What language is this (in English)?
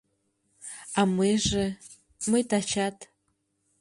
Mari